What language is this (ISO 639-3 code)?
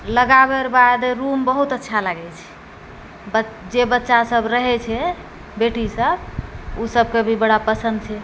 mai